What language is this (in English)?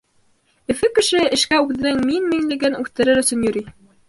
Bashkir